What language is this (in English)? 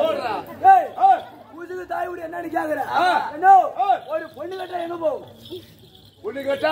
Tamil